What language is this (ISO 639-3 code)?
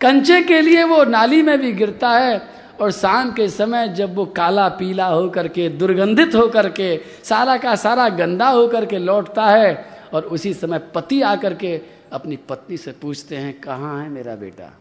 hin